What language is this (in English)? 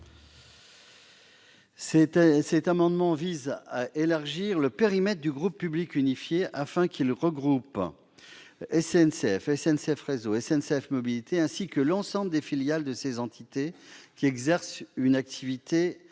French